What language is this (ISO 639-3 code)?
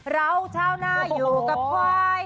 tha